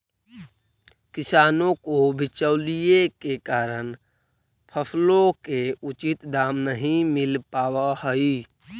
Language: Magahi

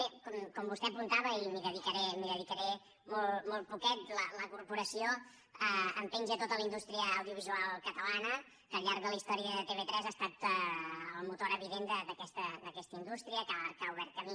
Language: Catalan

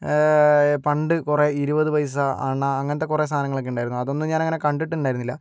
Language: Malayalam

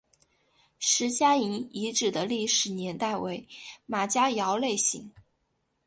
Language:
Chinese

